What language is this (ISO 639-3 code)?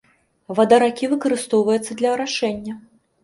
bel